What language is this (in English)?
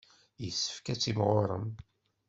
Kabyle